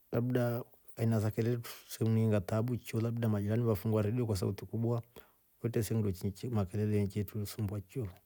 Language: Rombo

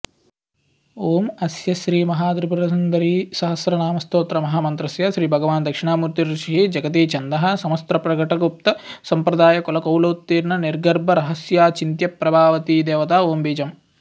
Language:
Sanskrit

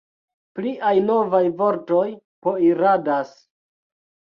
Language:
Esperanto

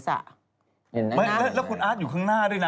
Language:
Thai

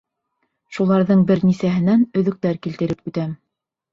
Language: Bashkir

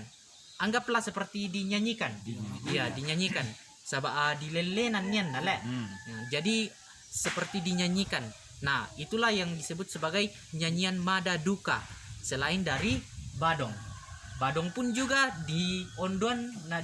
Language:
Indonesian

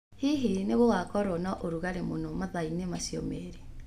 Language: Kikuyu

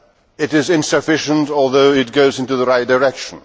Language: English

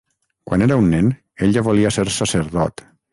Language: Catalan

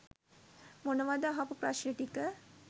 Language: Sinhala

